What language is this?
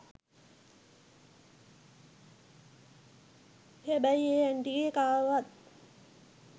Sinhala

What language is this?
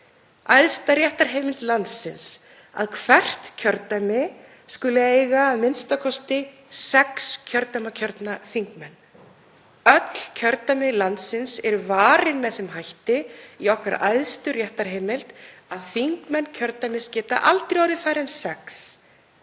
Icelandic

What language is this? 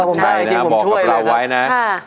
Thai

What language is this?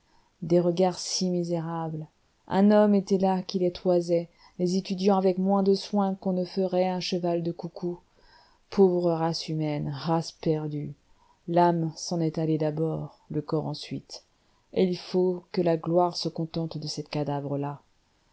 French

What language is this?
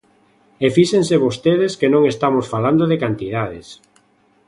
Galician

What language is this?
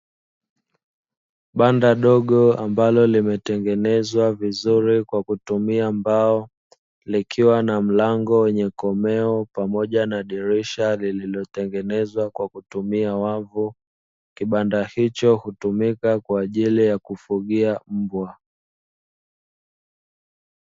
Swahili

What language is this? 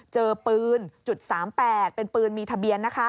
Thai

